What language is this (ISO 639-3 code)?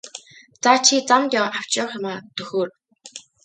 mon